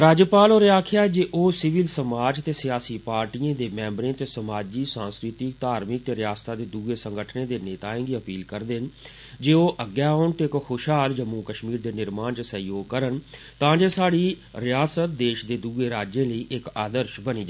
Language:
Dogri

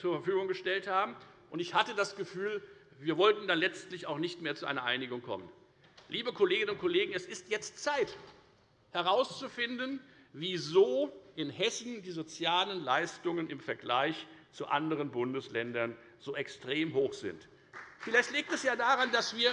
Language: German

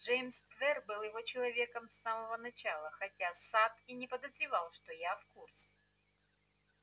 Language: Russian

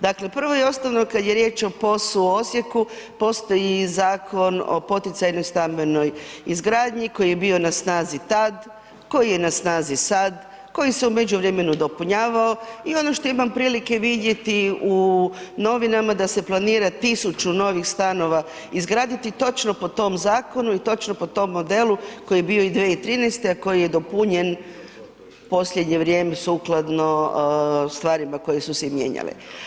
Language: Croatian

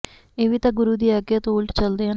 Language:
Punjabi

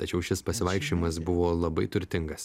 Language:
Lithuanian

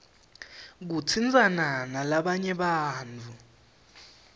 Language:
Swati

